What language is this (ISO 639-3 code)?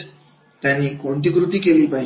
mar